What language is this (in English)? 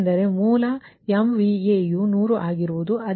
Kannada